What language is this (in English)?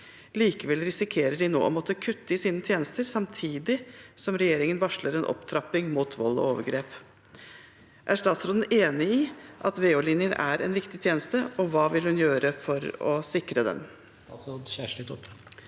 Norwegian